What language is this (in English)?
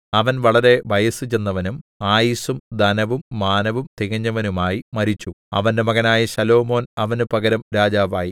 Malayalam